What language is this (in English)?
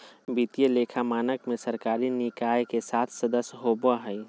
Magahi